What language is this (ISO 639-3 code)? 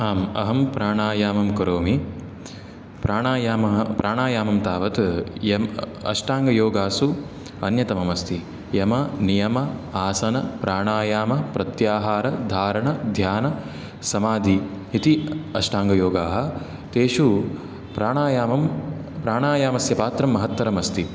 san